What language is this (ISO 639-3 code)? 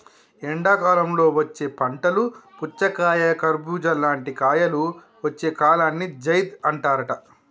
tel